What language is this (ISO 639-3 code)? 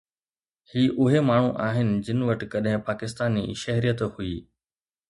snd